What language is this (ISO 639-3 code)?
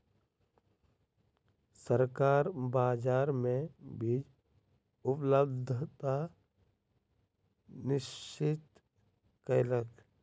mai